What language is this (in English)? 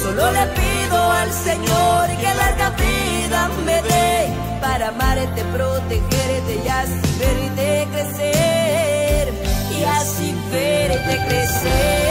Arabic